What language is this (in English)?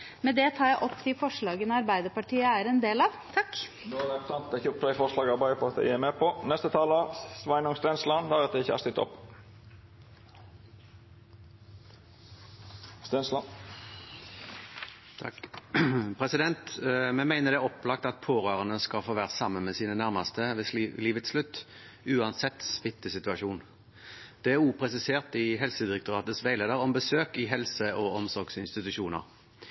Norwegian